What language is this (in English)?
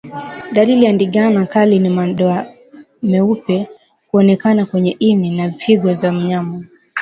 Swahili